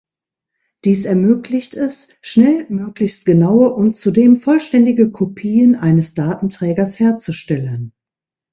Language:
German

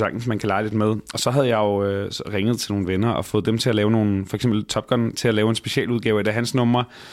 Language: Danish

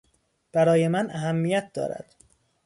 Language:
Persian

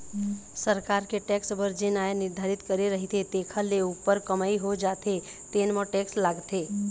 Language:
Chhattisgarhi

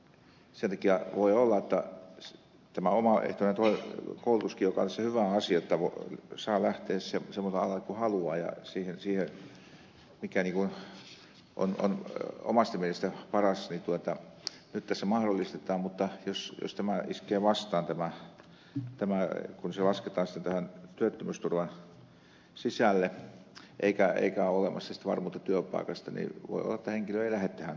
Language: Finnish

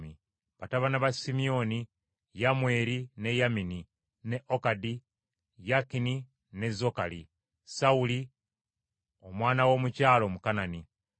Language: Ganda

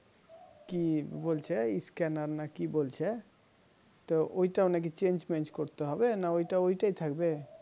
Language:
Bangla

